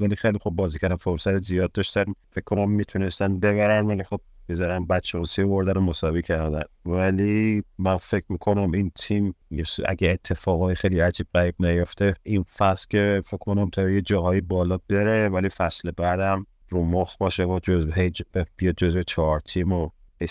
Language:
Persian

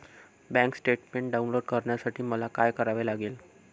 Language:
Marathi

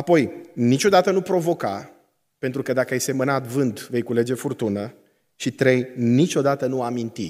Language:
Romanian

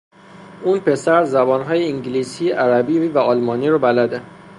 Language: Persian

